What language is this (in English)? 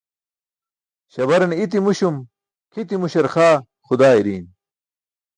Burushaski